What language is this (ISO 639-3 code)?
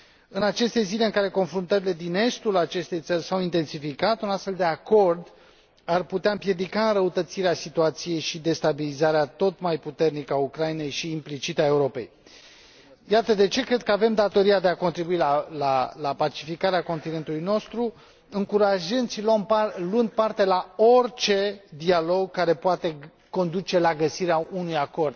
ron